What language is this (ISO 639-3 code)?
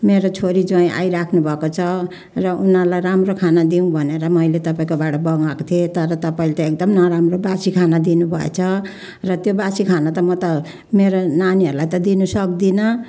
nep